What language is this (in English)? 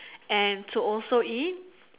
English